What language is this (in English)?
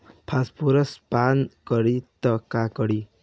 Bhojpuri